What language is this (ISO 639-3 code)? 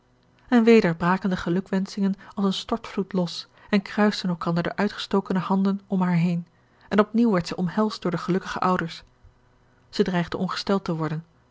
nld